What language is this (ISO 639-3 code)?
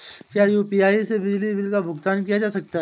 hin